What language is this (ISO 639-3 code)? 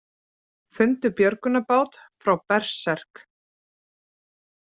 isl